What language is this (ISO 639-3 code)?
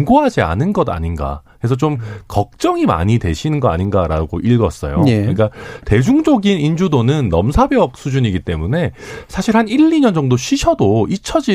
kor